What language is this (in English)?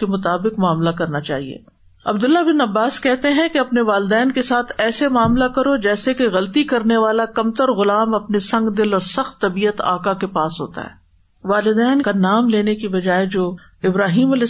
Urdu